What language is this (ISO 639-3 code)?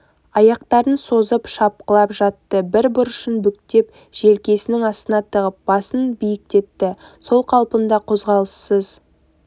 kaz